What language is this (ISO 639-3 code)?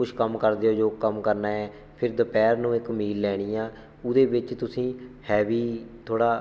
pan